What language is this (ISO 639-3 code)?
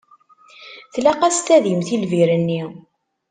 kab